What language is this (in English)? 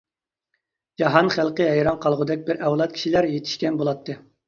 Uyghur